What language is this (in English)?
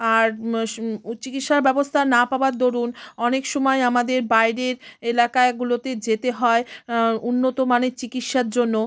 Bangla